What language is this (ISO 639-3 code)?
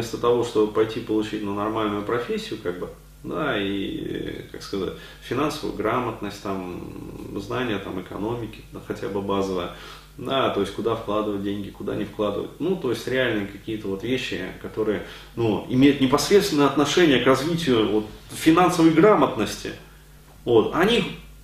rus